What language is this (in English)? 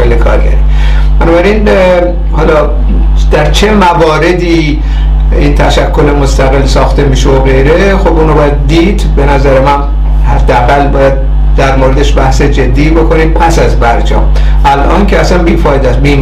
Persian